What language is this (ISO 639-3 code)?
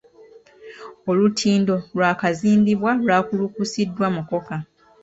lug